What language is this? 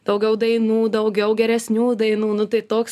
Lithuanian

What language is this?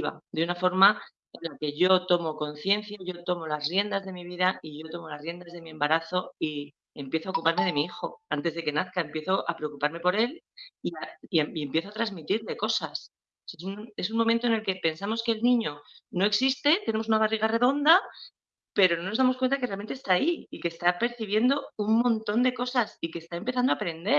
Spanish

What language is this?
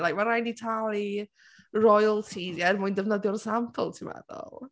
Welsh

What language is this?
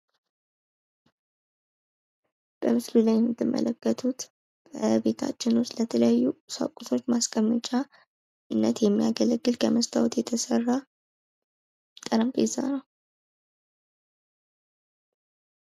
Amharic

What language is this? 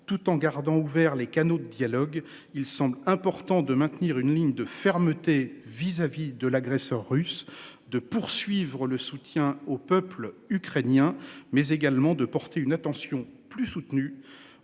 French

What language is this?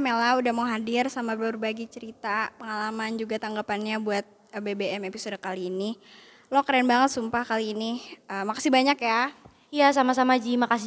Indonesian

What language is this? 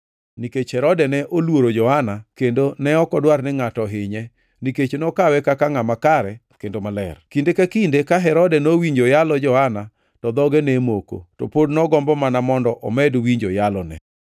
Luo (Kenya and Tanzania)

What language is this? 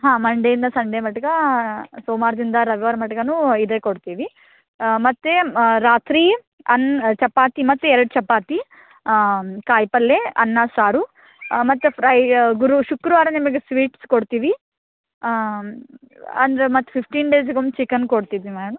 Kannada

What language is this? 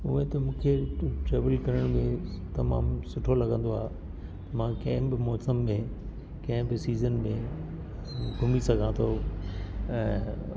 Sindhi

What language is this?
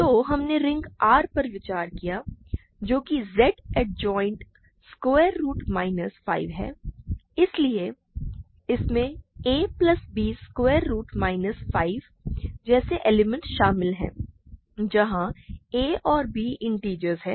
Hindi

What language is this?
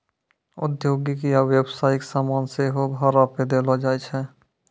Maithili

